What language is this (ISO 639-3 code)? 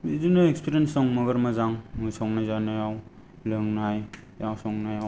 brx